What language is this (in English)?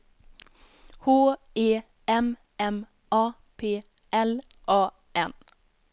Swedish